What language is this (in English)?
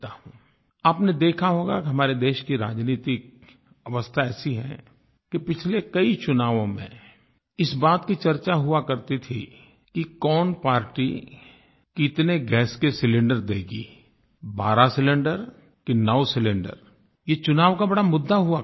Hindi